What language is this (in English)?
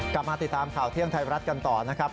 Thai